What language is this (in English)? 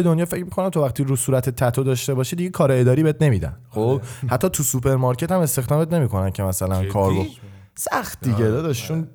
Persian